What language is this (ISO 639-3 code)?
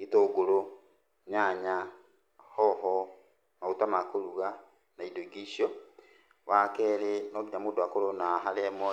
kik